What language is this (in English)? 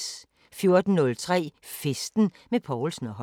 Danish